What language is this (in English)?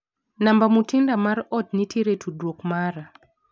Luo (Kenya and Tanzania)